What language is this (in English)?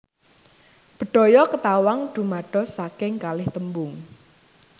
Javanese